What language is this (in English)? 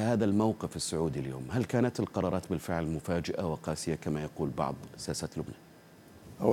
Arabic